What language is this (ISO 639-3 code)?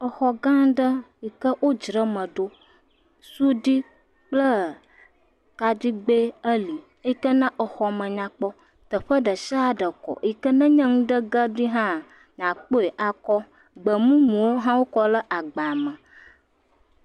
ewe